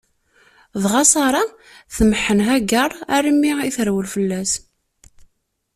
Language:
Kabyle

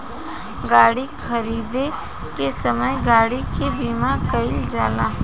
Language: Bhojpuri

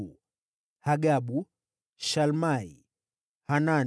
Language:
Swahili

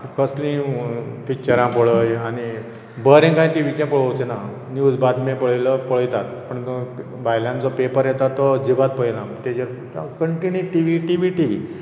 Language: Konkani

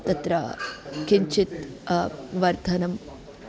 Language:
Sanskrit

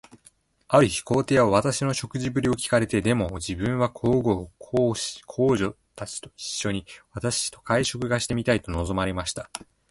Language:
Japanese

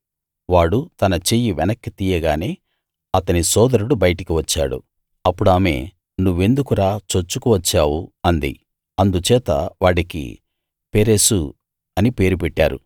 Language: Telugu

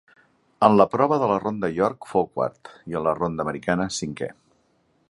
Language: Catalan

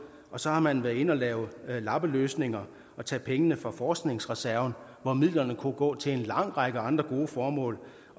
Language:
Danish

